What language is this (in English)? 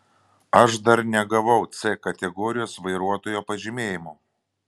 Lithuanian